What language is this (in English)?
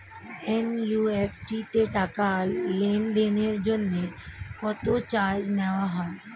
Bangla